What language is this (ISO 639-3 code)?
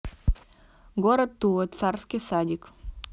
rus